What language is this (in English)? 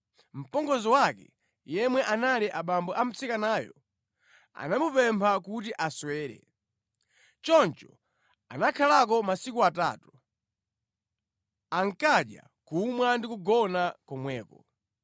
Nyanja